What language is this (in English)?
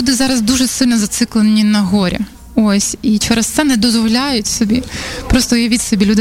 Ukrainian